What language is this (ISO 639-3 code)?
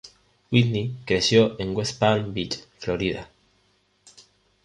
spa